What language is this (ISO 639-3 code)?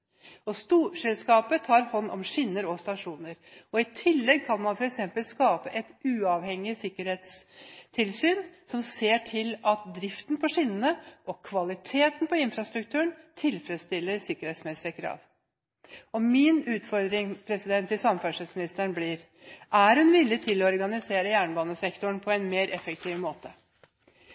nob